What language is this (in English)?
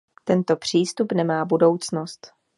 Czech